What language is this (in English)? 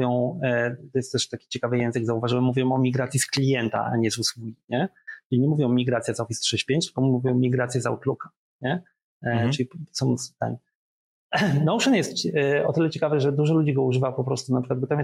Polish